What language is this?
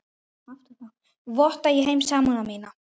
Icelandic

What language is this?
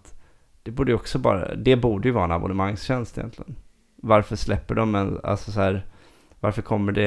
Swedish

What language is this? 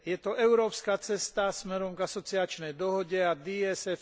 Slovak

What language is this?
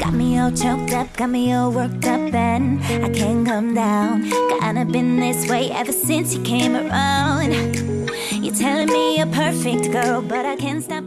Korean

